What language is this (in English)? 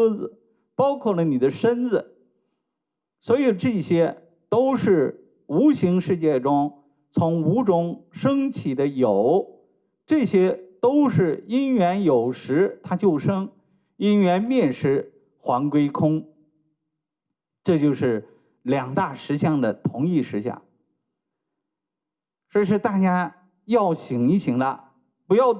Chinese